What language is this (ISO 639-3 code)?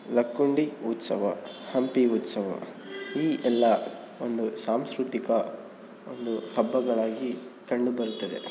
kan